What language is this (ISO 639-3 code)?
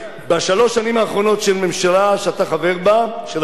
heb